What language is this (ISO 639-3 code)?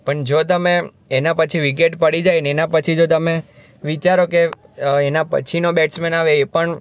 guj